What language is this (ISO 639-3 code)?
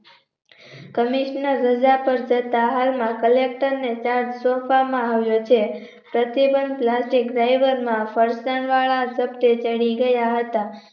guj